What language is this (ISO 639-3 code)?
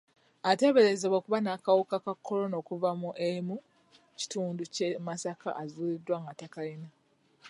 lug